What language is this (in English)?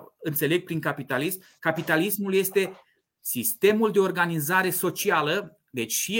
Romanian